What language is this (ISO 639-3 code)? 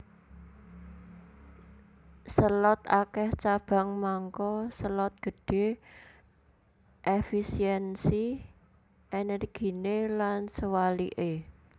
jav